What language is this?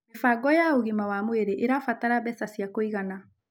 Kikuyu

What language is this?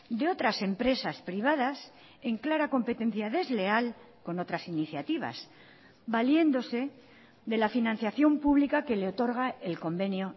Spanish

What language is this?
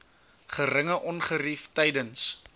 Afrikaans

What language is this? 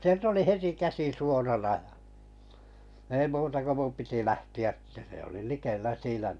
Finnish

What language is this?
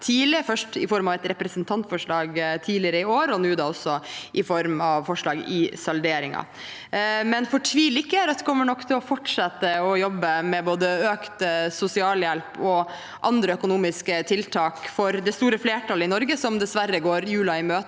Norwegian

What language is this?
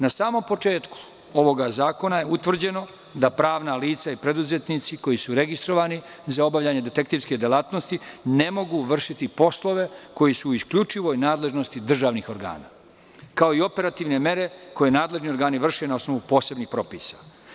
Serbian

